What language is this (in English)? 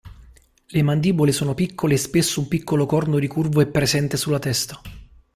Italian